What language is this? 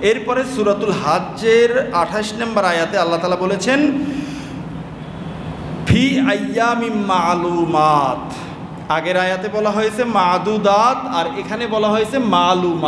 Bangla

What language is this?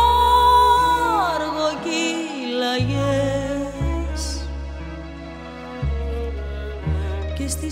Greek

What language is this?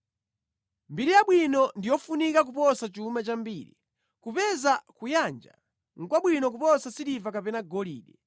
Nyanja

